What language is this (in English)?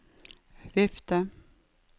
Norwegian